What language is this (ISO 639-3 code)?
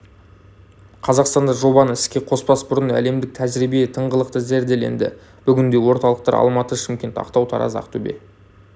kaz